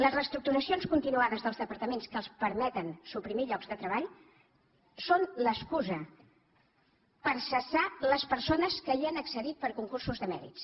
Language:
Catalan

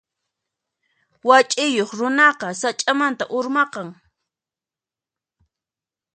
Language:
Puno Quechua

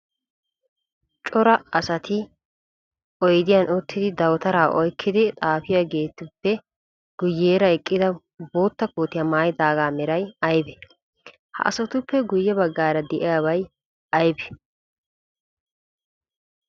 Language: Wolaytta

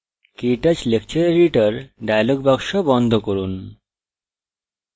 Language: Bangla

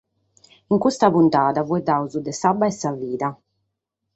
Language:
Sardinian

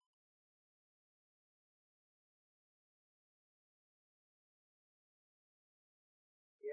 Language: Arabic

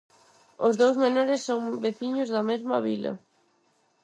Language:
Galician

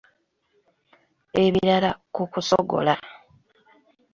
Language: Ganda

